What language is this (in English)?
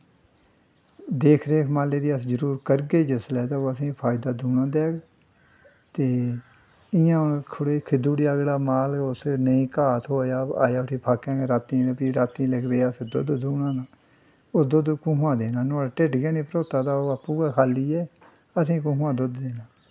Dogri